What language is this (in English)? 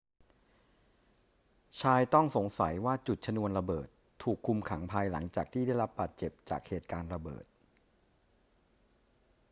Thai